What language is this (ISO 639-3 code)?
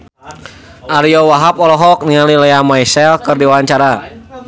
sun